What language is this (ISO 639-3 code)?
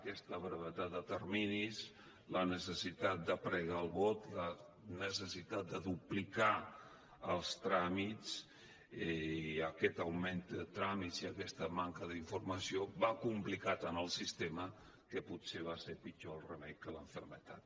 cat